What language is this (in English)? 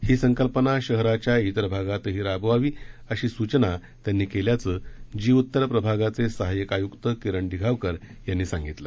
Marathi